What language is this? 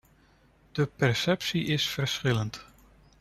Dutch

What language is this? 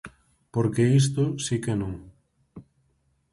Galician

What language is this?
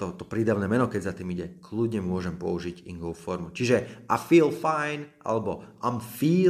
Slovak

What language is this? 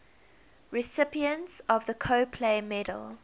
English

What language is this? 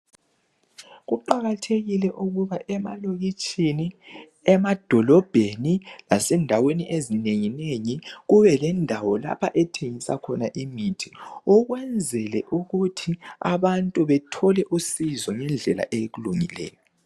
North Ndebele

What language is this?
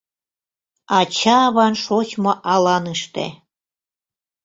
Mari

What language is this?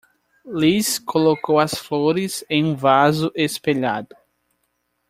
Portuguese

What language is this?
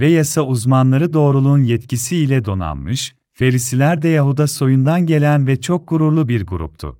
Turkish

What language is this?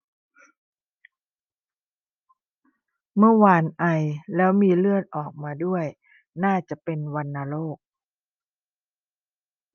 Thai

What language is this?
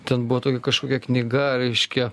Lithuanian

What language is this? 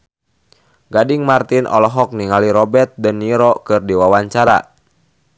Sundanese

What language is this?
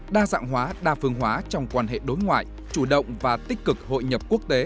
Vietnamese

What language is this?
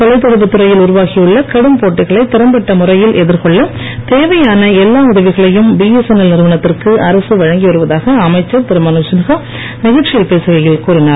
Tamil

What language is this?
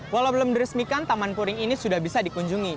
Indonesian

